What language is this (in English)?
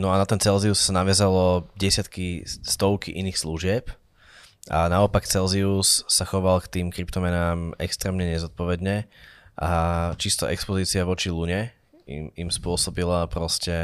Slovak